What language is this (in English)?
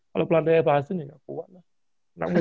Indonesian